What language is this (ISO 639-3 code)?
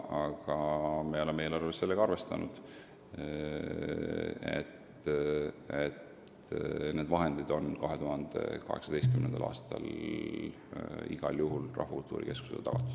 est